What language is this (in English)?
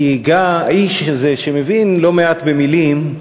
Hebrew